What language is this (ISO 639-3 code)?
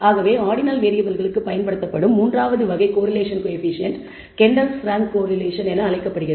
tam